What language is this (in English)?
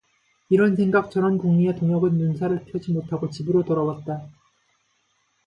Korean